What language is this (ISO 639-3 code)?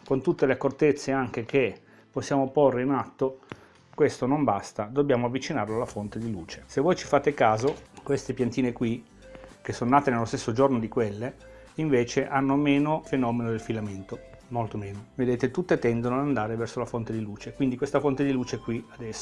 ita